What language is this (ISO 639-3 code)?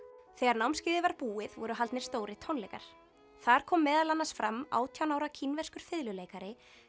isl